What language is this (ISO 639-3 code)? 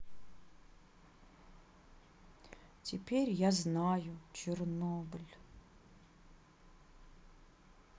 rus